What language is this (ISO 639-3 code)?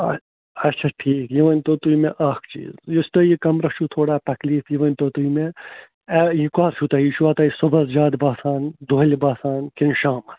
kas